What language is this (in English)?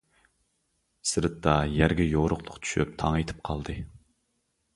Uyghur